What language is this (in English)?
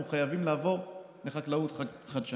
Hebrew